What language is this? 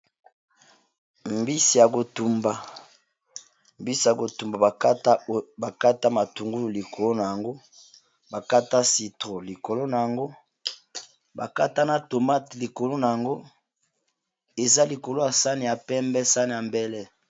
Lingala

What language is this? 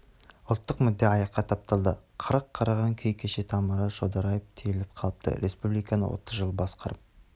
Kazakh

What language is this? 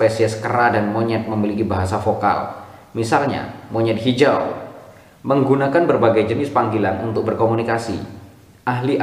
Indonesian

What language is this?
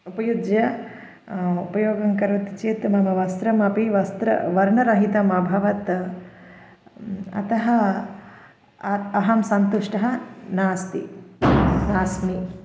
Sanskrit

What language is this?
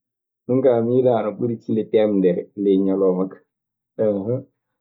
Maasina Fulfulde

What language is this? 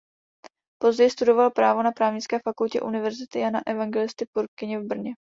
Czech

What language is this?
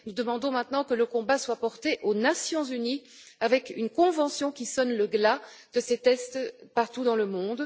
French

